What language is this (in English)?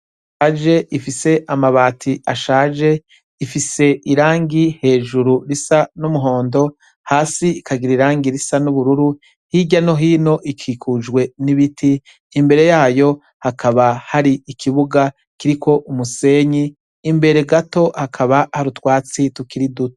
Rundi